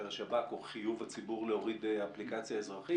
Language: Hebrew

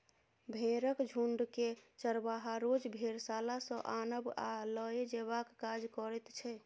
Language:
Maithili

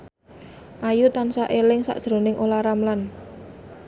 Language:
Javanese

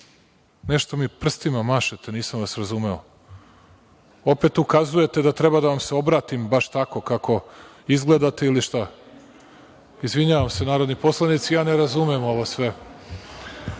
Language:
Serbian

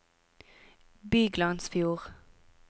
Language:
Norwegian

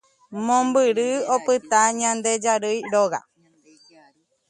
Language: Guarani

